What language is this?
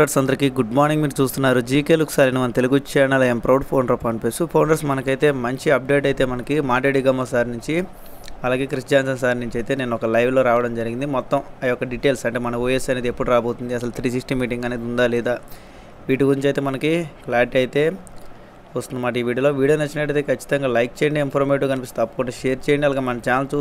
Telugu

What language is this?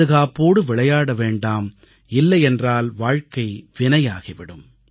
Tamil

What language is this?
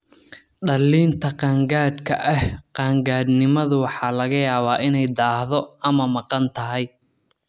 Somali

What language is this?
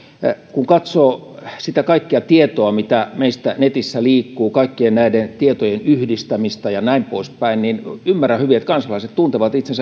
Finnish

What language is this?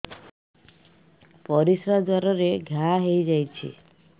Odia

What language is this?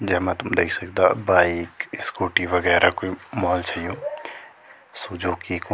Garhwali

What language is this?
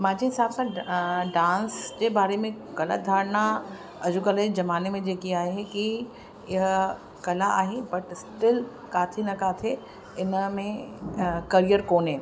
Sindhi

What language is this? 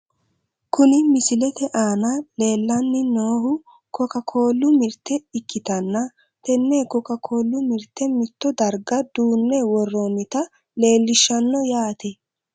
Sidamo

